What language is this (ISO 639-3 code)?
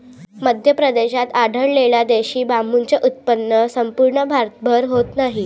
mar